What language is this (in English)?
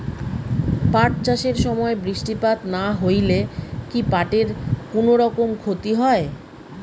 Bangla